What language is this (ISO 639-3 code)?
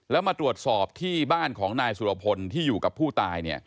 tha